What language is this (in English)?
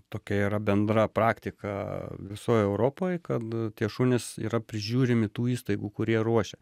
Lithuanian